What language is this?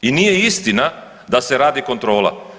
Croatian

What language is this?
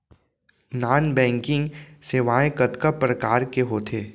Chhattisgarhi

